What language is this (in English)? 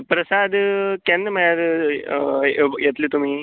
Konkani